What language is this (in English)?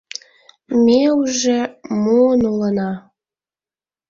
Mari